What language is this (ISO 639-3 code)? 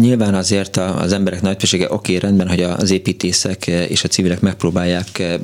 hun